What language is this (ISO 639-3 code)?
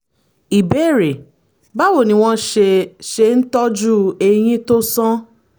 yor